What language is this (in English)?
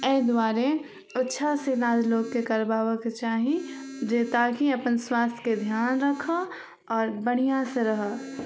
Maithili